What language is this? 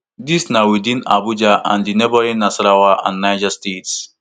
Nigerian Pidgin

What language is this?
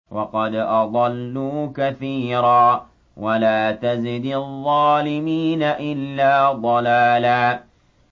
Arabic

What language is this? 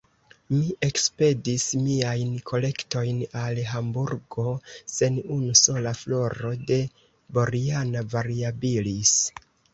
Esperanto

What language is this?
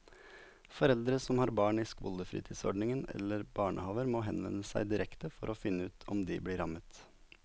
Norwegian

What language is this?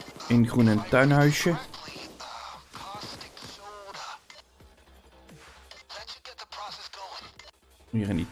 Dutch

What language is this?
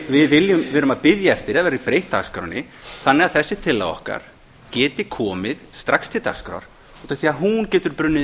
Icelandic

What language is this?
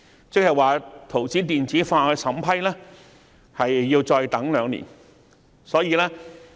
Cantonese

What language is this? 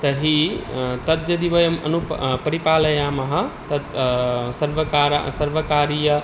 Sanskrit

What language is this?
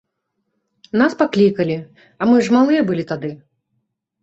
Belarusian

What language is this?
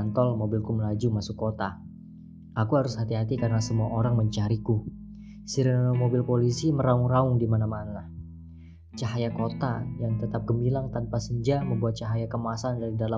Indonesian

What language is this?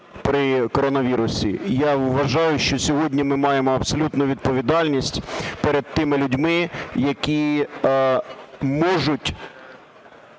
Ukrainian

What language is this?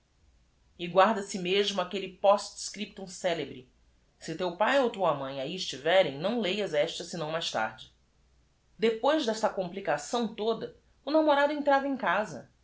Portuguese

